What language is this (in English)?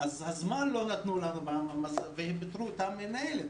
Hebrew